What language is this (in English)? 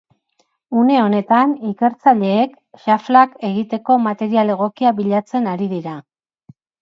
Basque